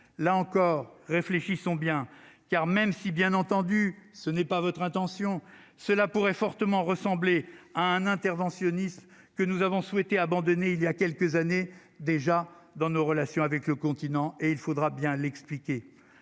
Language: French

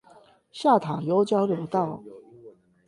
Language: Chinese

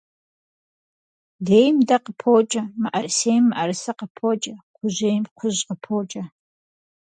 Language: Kabardian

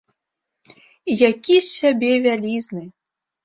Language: Belarusian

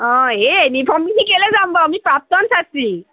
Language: Assamese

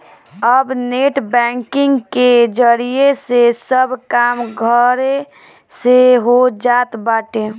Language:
Bhojpuri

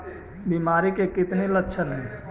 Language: Magahi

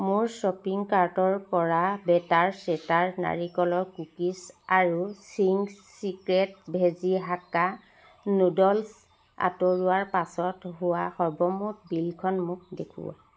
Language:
Assamese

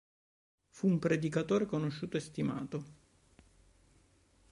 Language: Italian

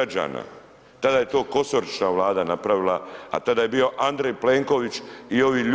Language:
Croatian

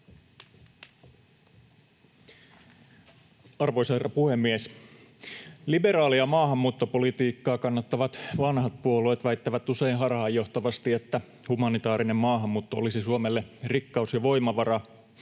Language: Finnish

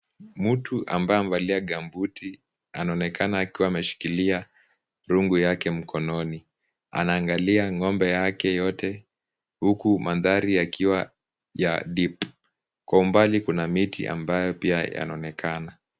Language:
Swahili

